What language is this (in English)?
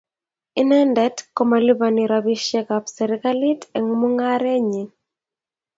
Kalenjin